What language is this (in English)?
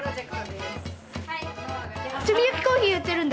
Japanese